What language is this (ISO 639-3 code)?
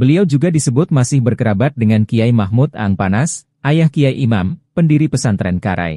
ind